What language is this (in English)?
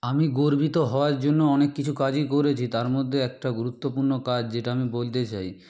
Bangla